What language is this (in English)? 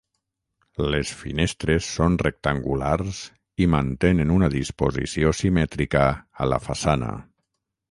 Catalan